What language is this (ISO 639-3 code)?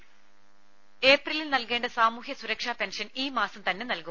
mal